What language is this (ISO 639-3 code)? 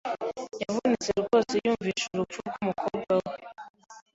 kin